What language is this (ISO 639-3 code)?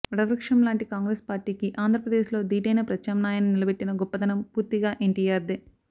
tel